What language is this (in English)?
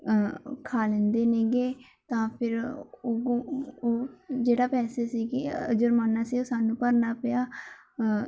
Punjabi